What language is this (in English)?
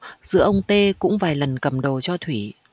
Vietnamese